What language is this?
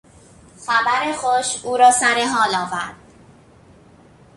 Persian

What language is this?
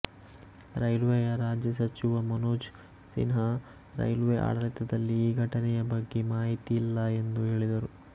Kannada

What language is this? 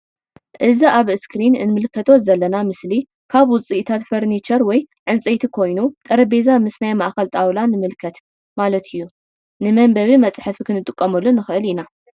Tigrinya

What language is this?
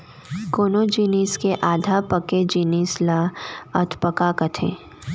Chhattisgarhi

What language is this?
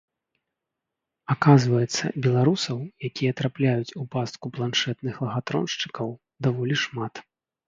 Belarusian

